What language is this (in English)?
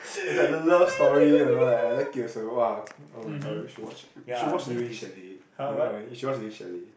English